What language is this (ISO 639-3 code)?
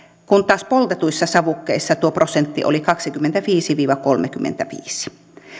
fin